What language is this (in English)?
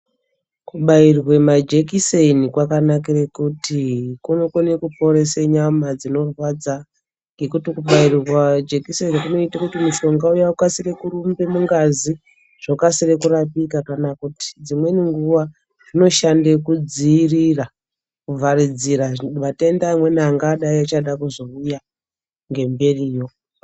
Ndau